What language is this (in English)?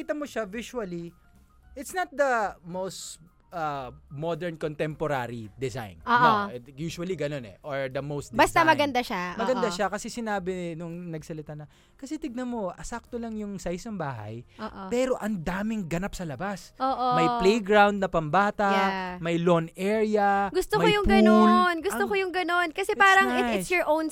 Filipino